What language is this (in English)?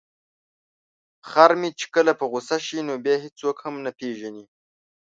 Pashto